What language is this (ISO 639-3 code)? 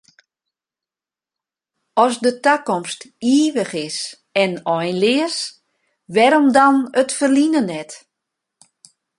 fry